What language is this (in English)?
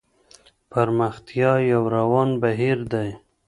Pashto